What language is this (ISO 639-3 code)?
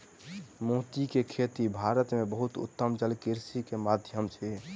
mai